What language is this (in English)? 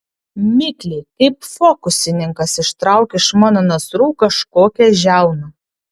Lithuanian